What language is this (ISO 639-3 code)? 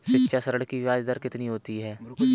hin